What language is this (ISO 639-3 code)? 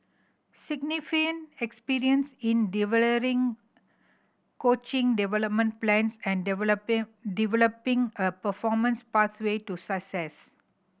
eng